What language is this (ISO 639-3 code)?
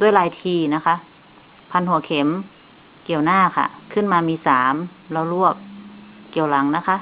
tha